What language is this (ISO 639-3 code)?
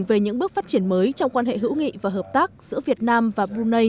vie